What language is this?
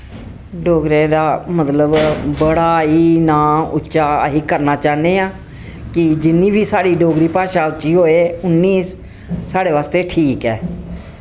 Dogri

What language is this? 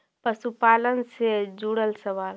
Magahi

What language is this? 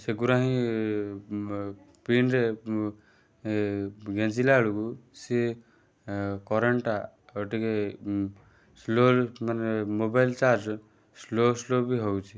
Odia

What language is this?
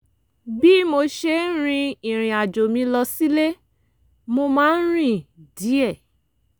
Yoruba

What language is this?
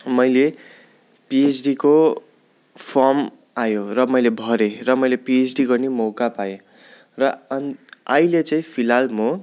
Nepali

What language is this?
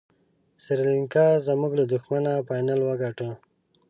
Pashto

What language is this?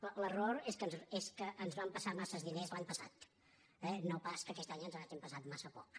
Catalan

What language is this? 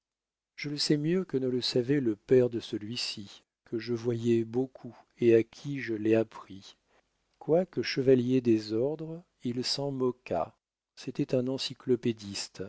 French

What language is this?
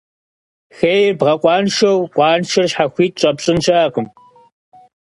Kabardian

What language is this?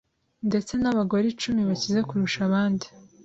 Kinyarwanda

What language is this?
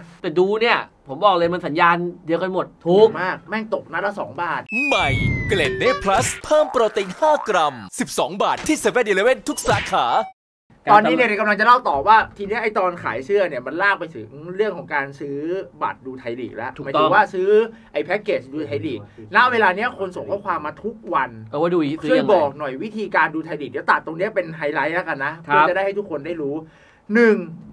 Thai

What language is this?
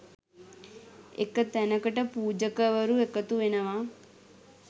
Sinhala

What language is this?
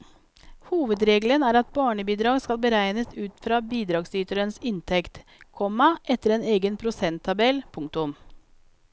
Norwegian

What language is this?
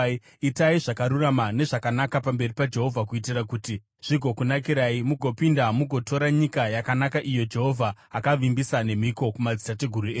Shona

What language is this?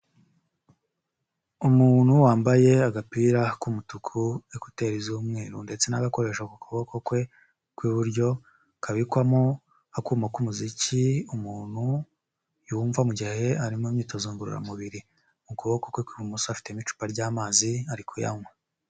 Kinyarwanda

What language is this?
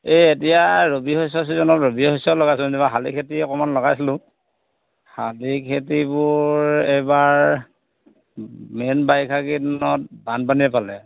Assamese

